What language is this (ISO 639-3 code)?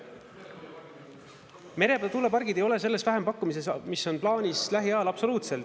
est